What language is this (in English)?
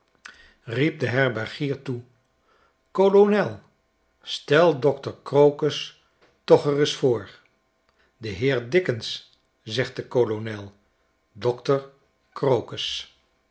Dutch